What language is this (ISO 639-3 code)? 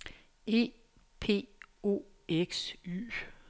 dan